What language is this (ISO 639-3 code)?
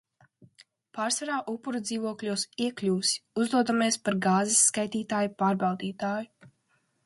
lav